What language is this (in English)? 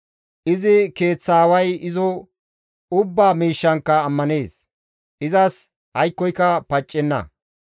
Gamo